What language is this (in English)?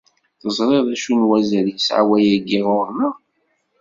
Kabyle